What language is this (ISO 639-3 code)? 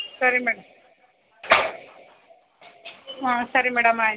kan